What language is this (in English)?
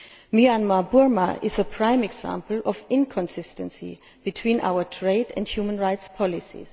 English